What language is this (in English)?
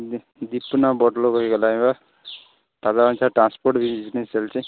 Odia